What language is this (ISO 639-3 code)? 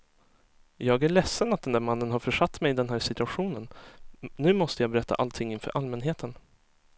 swe